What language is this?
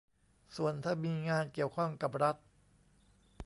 Thai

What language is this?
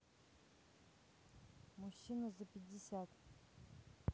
Russian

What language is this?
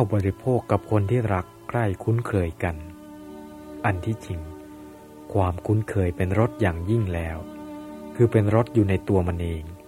Thai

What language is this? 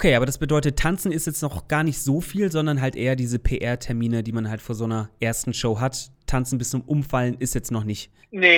German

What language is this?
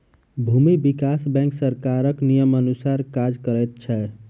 Maithili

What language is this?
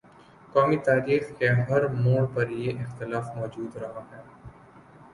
Urdu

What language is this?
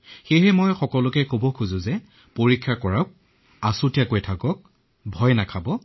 Assamese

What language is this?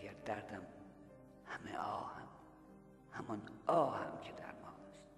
Persian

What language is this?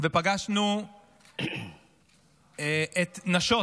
Hebrew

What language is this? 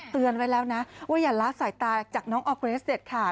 Thai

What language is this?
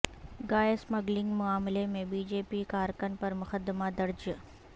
Urdu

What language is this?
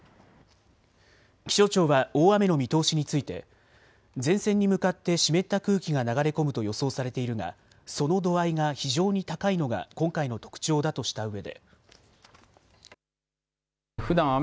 Japanese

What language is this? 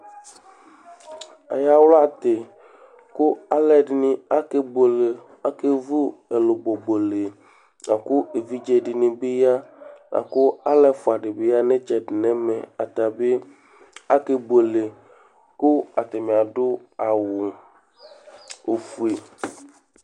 Ikposo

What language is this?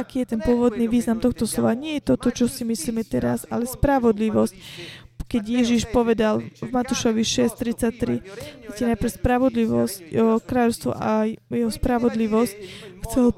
Slovak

